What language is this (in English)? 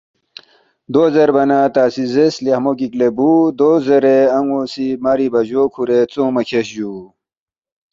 Balti